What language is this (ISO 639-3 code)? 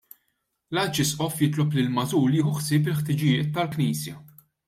mlt